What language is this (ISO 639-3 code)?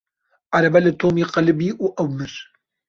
kur